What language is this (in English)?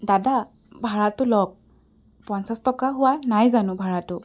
Assamese